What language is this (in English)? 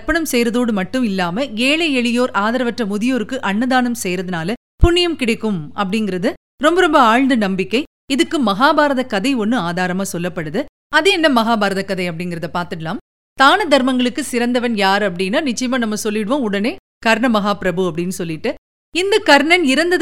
Tamil